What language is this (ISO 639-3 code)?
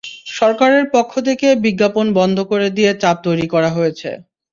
ben